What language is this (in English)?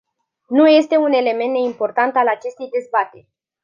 Romanian